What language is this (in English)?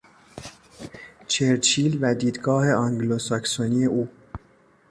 Persian